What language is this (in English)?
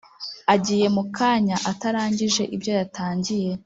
Kinyarwanda